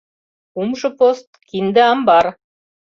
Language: Mari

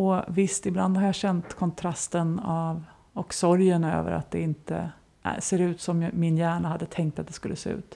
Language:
Swedish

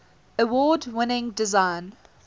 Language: English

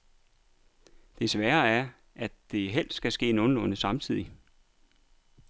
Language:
Danish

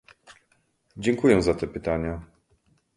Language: Polish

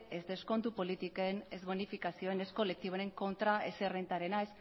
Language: Basque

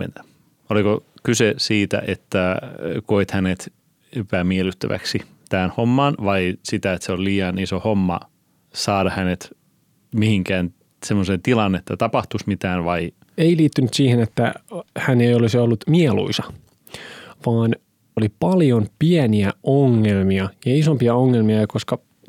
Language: Finnish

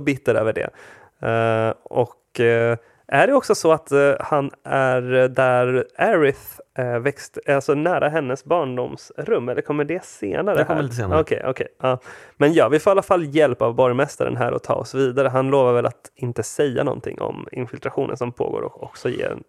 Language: Swedish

